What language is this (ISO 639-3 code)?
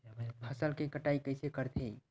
hne